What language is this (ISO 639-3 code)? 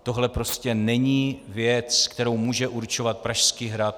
ces